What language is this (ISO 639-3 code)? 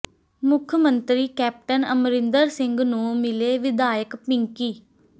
pan